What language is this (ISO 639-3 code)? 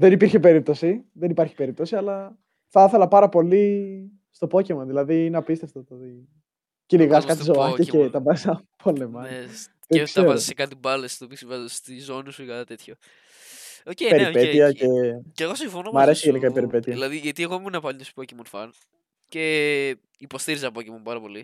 ell